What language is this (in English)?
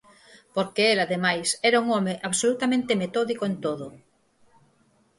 Galician